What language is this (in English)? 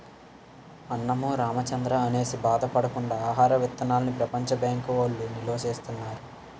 Telugu